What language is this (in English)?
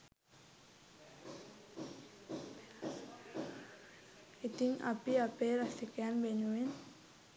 Sinhala